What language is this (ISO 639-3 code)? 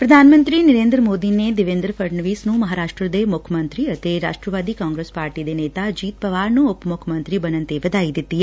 pan